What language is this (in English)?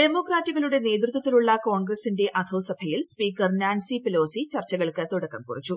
Malayalam